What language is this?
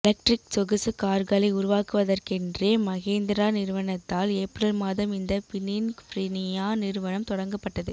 Tamil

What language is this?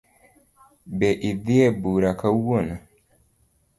Luo (Kenya and Tanzania)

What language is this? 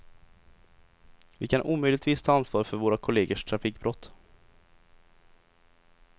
Swedish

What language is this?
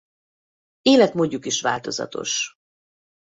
Hungarian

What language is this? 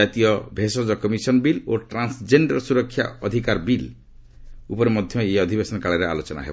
Odia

